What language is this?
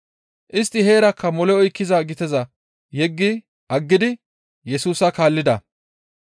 Gamo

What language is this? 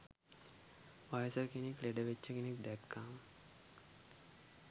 Sinhala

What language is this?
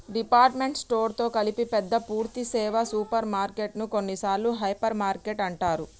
Telugu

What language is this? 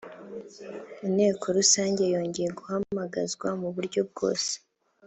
Kinyarwanda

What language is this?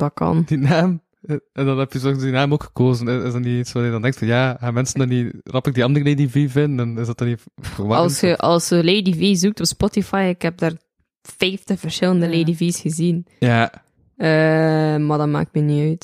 Dutch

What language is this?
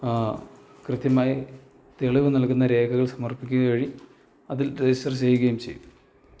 Malayalam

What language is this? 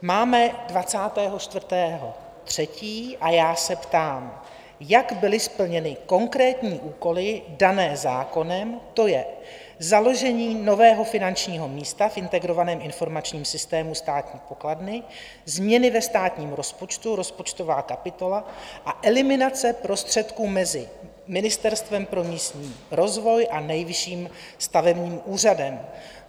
Czech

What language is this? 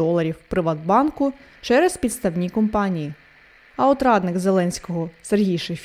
Ukrainian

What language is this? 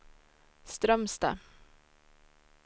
Swedish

